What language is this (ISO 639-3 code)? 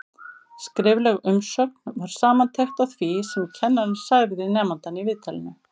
isl